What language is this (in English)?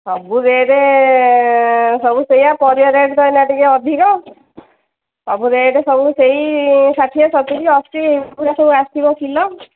Odia